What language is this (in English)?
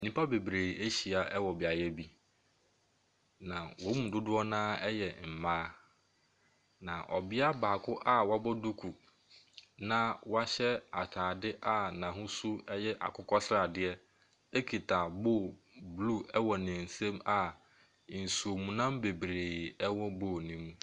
Akan